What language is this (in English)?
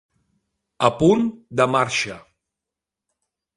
Catalan